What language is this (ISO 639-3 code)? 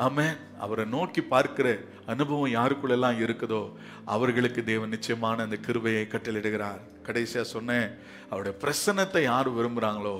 tam